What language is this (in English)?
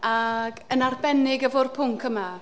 Welsh